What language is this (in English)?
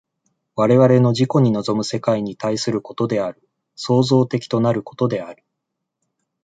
Japanese